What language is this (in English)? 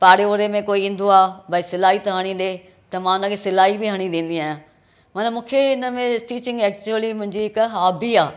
Sindhi